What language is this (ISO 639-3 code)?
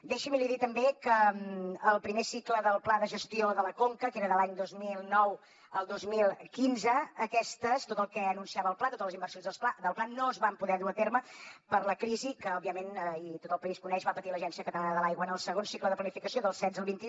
cat